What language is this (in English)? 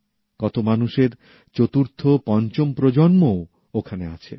Bangla